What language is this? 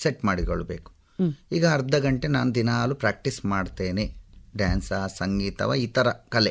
Kannada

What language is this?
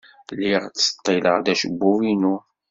Kabyle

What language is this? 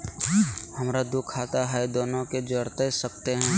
Magahi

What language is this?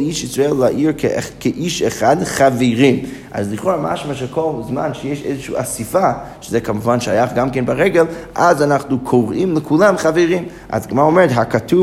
Hebrew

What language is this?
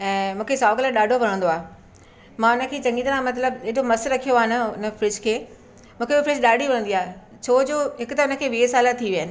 Sindhi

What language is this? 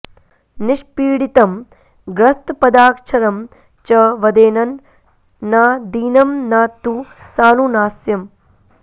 Sanskrit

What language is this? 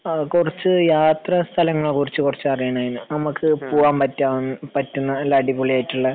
Malayalam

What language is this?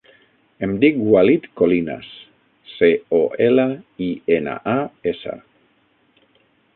Catalan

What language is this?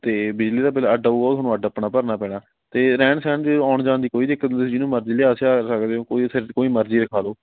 Punjabi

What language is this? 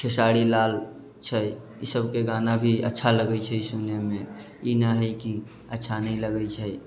Maithili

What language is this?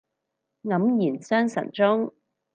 Cantonese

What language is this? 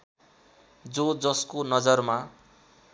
Nepali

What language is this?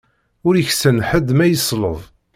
Kabyle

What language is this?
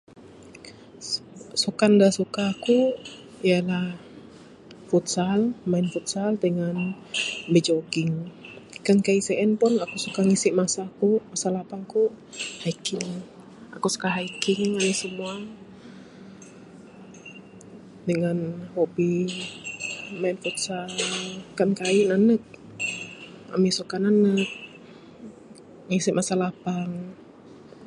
Bukar-Sadung Bidayuh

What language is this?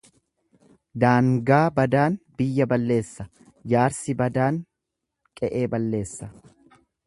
Oromo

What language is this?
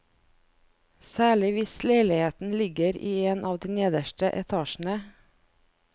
Norwegian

